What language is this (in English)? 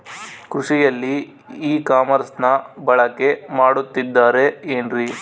Kannada